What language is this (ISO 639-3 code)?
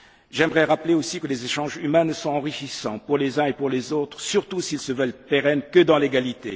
fra